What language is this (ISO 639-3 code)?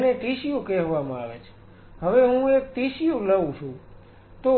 guj